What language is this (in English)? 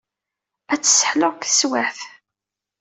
Kabyle